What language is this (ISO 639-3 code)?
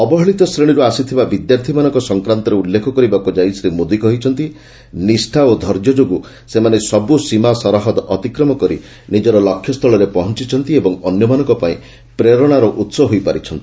ori